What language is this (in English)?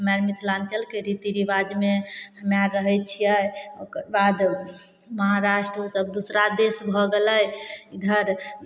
Maithili